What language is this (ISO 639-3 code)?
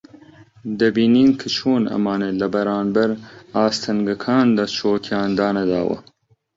ckb